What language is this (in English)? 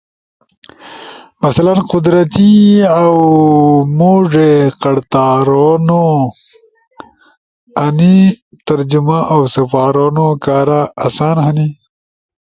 Ushojo